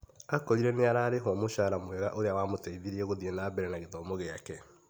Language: Kikuyu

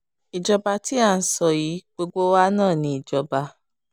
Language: Yoruba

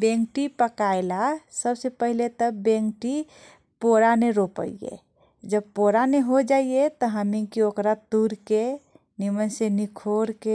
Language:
Kochila Tharu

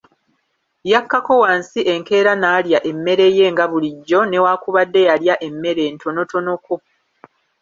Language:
Ganda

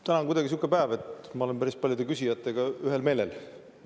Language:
Estonian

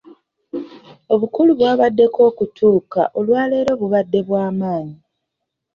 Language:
Ganda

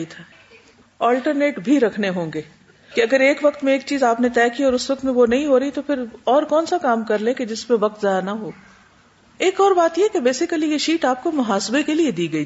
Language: Urdu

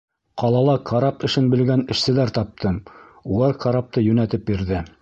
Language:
Bashkir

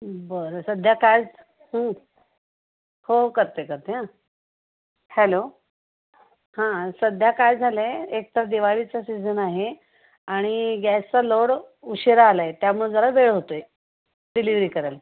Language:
Marathi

